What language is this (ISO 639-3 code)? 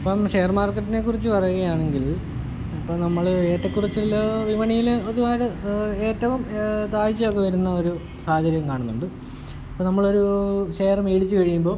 mal